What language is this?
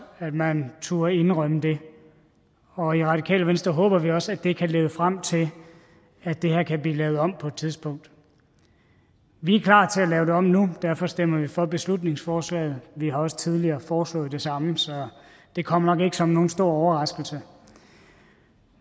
Danish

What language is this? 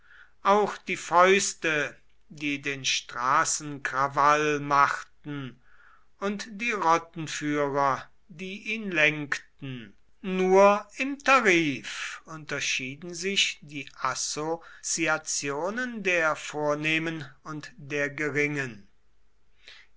German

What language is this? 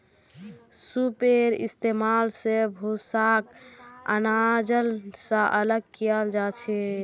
Magahi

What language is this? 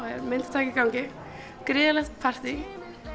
Icelandic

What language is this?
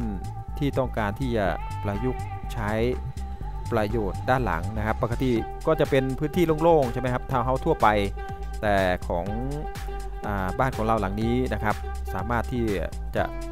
Thai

